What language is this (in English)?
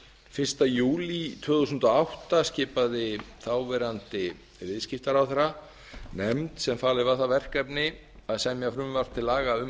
Icelandic